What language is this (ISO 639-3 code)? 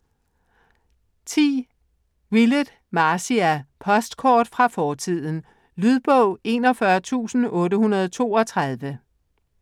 dan